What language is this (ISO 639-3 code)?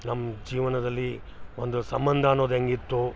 kan